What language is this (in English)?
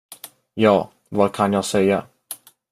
Swedish